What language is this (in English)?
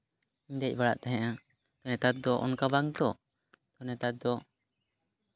Santali